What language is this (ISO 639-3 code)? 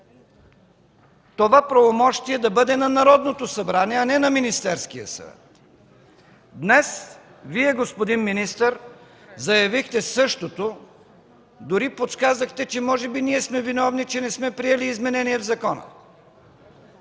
bul